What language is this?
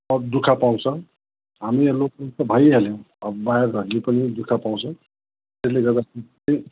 Nepali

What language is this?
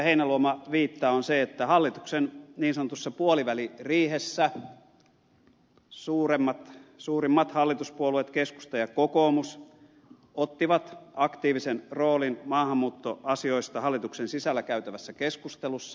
Finnish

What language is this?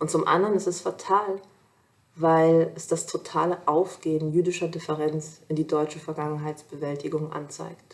German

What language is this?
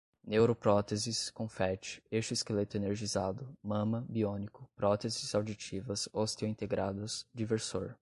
Portuguese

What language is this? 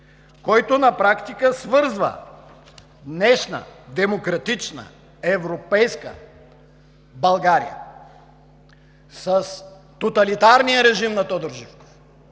Bulgarian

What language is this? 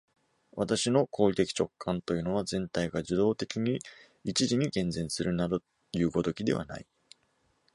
Japanese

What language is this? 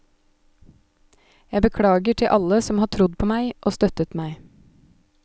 Norwegian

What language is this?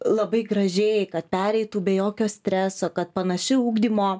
Lithuanian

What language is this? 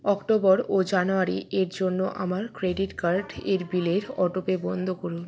Bangla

